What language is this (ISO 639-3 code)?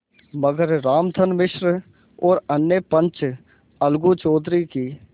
hin